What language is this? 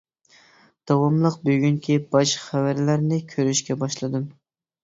Uyghur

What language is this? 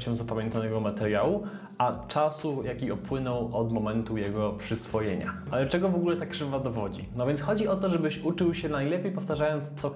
Polish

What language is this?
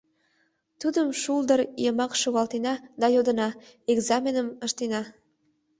Mari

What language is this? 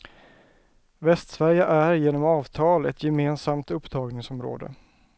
Swedish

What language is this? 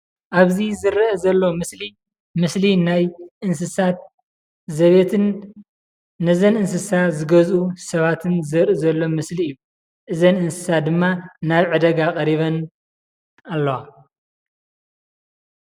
Tigrinya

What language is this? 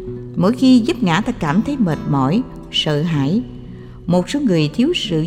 Vietnamese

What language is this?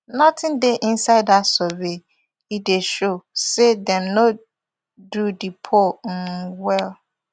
Nigerian Pidgin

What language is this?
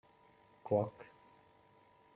Hungarian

